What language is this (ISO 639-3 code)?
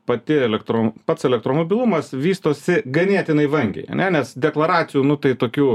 lit